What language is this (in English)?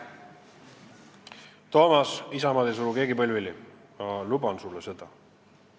Estonian